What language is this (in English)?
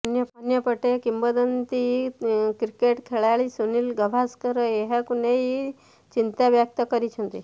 Odia